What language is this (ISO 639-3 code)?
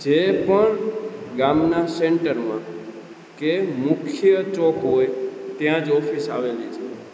guj